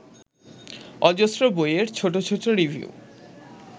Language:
Bangla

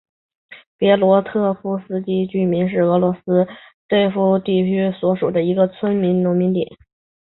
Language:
Chinese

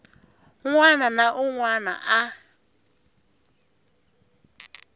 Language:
Tsonga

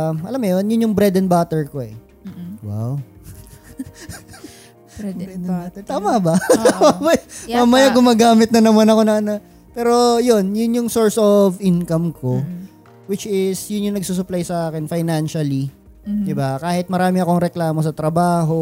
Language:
Filipino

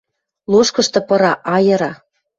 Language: Western Mari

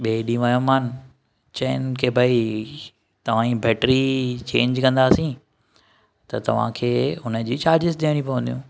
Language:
Sindhi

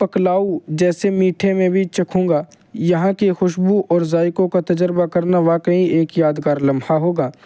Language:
Urdu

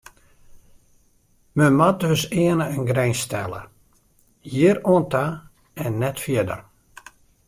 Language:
Western Frisian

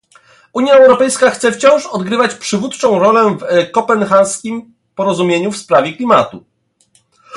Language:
Polish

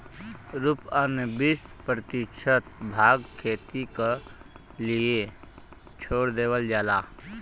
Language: Bhojpuri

